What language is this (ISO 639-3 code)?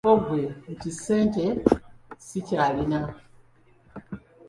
lug